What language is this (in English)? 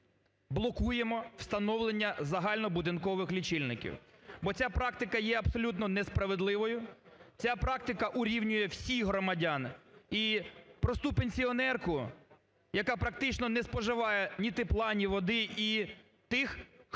Ukrainian